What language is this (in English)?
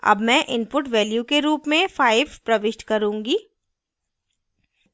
Hindi